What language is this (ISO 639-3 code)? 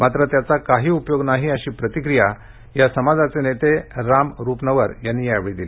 mar